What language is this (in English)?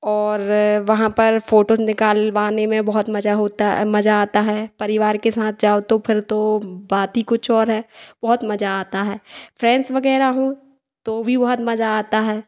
Hindi